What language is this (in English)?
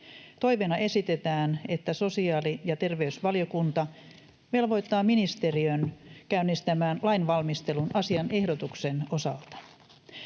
Finnish